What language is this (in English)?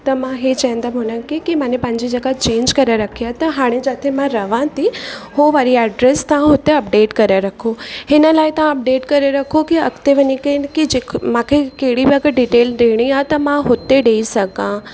Sindhi